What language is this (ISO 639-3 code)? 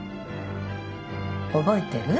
jpn